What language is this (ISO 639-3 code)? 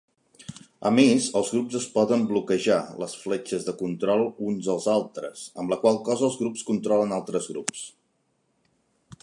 cat